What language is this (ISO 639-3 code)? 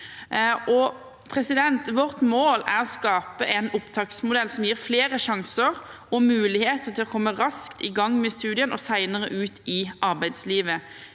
nor